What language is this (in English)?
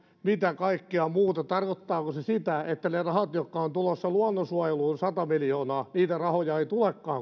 Finnish